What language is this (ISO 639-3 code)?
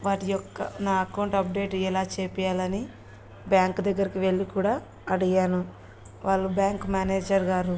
tel